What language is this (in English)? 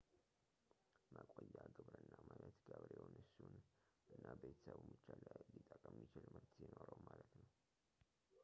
Amharic